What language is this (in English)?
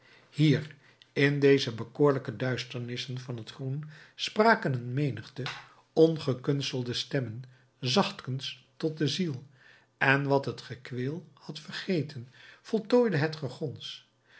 Dutch